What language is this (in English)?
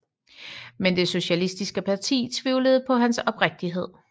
Danish